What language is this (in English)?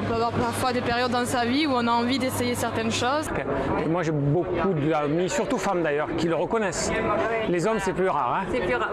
French